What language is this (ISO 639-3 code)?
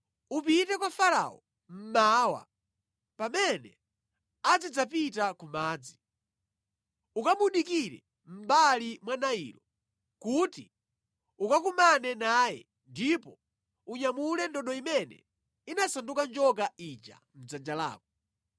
nya